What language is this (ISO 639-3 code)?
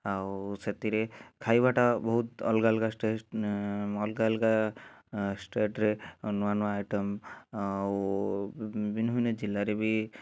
ori